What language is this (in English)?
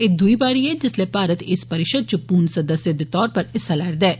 Dogri